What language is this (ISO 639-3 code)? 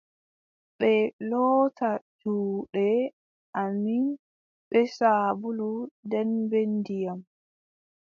fub